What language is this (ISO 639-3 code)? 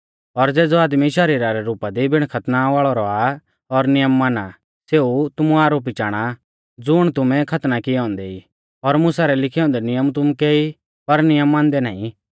bfz